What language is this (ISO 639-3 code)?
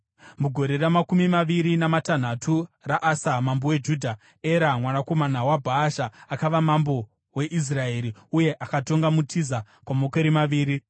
sna